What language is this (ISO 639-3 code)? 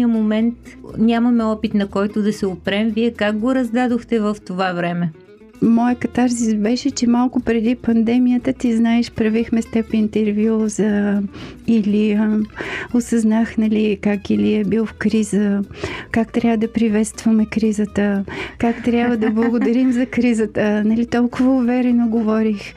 bul